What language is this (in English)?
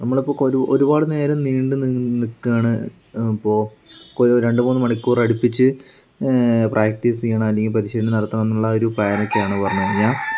Malayalam